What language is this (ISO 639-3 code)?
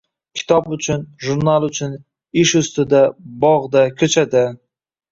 uzb